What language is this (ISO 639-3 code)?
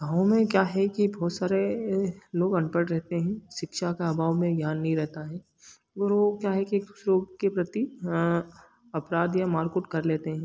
hin